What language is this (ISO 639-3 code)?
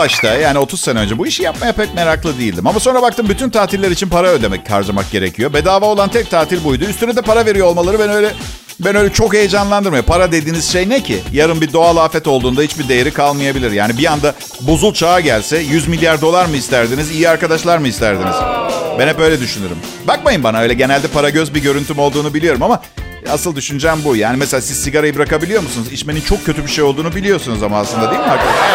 tur